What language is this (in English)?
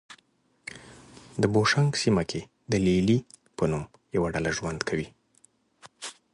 Pashto